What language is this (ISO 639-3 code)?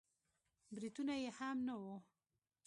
pus